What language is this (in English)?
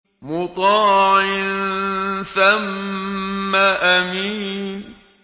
Arabic